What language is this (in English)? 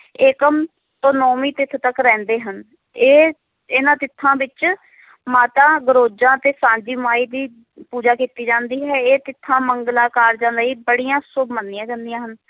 Punjabi